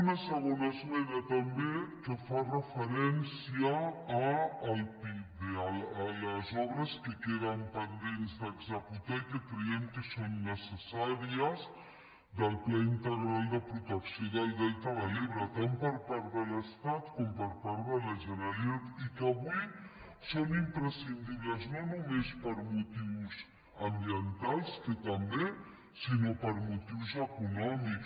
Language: Catalan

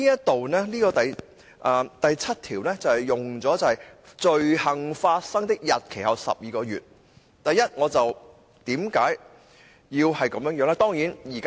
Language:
Cantonese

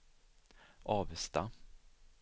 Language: Swedish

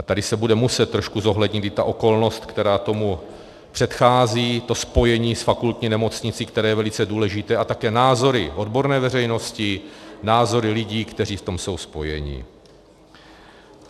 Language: Czech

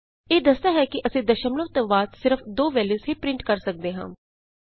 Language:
Punjabi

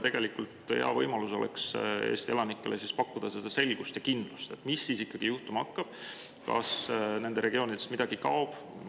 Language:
Estonian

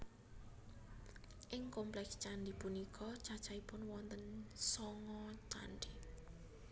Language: Javanese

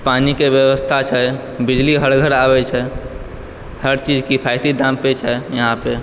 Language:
Maithili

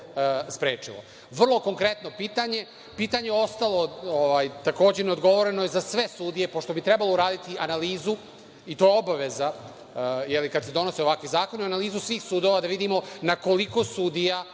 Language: Serbian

